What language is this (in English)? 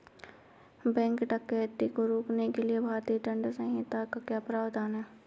Hindi